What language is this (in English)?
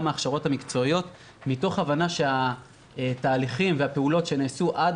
Hebrew